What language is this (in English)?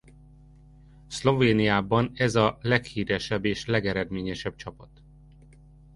Hungarian